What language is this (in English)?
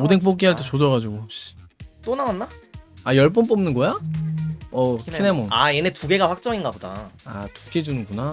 Korean